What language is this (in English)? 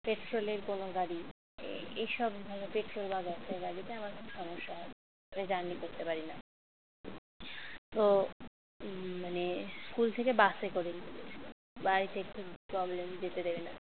Bangla